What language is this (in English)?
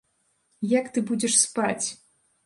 Belarusian